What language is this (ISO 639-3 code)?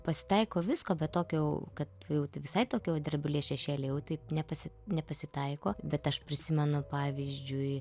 lit